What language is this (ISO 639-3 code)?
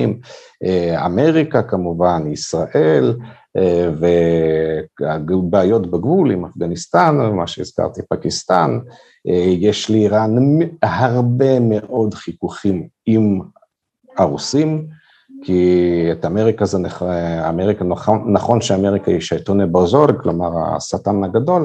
heb